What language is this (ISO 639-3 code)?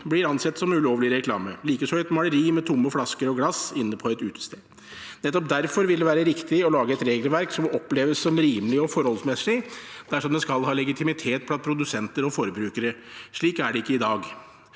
nor